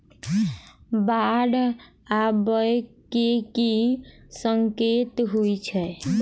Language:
Maithili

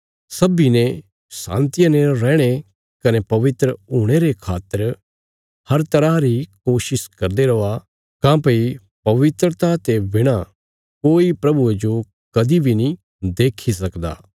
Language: Bilaspuri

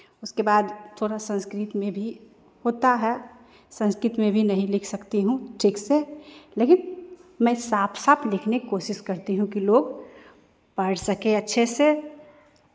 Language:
Hindi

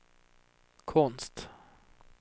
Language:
Swedish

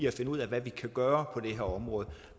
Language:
Danish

